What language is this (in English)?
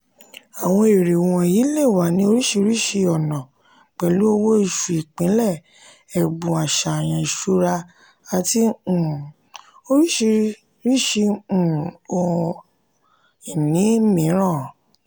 Yoruba